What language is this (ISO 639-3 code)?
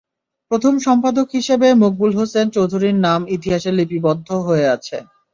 ben